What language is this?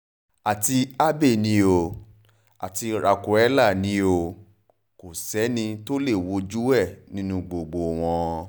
Yoruba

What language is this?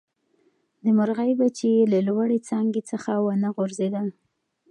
Pashto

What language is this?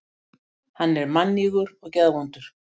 Icelandic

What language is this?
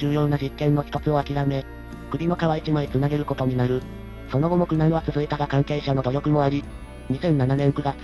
Japanese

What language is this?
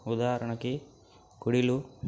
Telugu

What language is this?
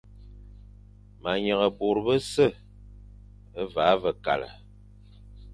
Fang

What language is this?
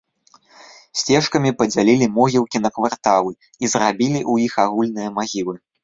Belarusian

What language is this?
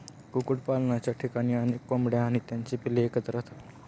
Marathi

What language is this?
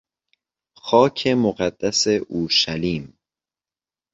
Persian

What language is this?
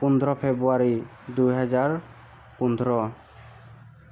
Assamese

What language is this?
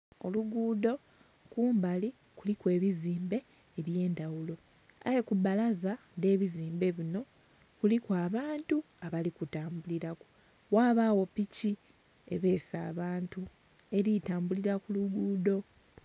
Soga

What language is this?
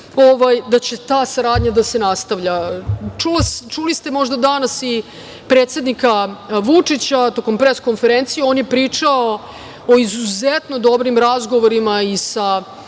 Serbian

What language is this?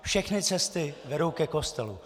Czech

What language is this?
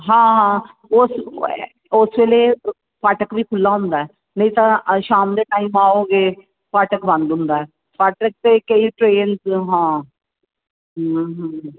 Punjabi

